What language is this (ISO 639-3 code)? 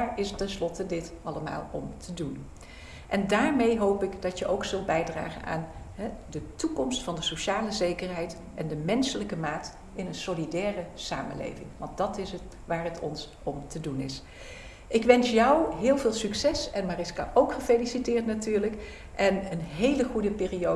nld